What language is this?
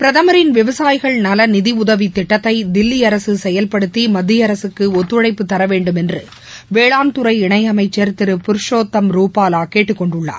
Tamil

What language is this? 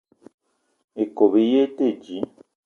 Eton (Cameroon)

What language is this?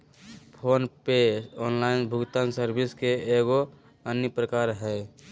Magahi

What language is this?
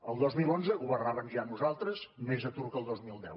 Catalan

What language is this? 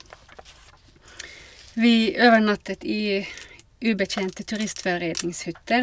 Norwegian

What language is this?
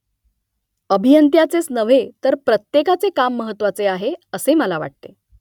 Marathi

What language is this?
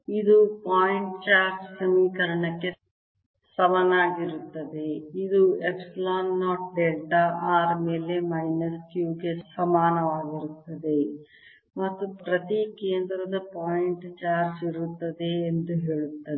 Kannada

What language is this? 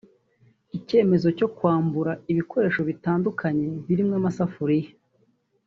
Kinyarwanda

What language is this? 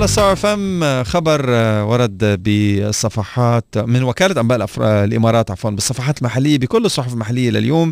Arabic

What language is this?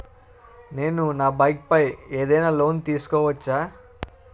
Telugu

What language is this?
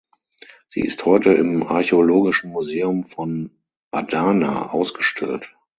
German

